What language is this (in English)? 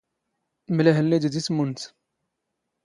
Standard Moroccan Tamazight